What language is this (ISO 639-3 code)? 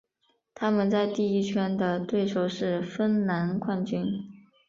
zho